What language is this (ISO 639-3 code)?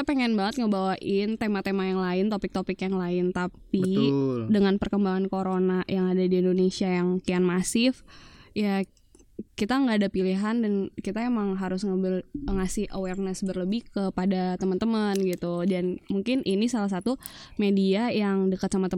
ind